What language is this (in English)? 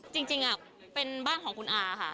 Thai